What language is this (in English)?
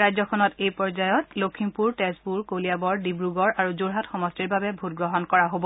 Assamese